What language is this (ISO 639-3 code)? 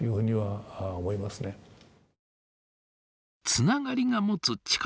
jpn